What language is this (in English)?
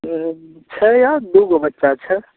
Maithili